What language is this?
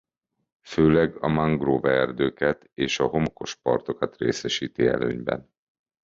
Hungarian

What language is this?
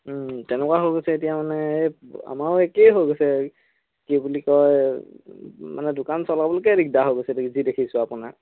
Assamese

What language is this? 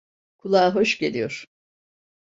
Turkish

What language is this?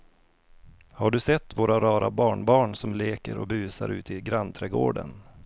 Swedish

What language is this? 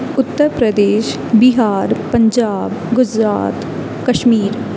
Urdu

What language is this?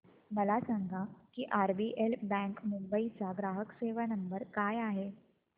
Marathi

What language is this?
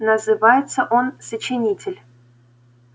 Russian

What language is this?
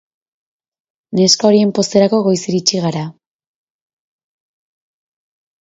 Basque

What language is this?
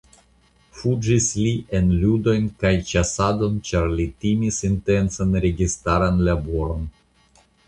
Esperanto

